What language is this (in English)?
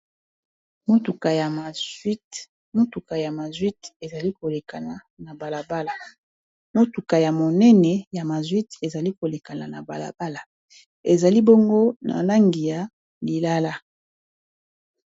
Lingala